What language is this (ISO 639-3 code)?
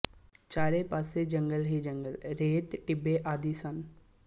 pan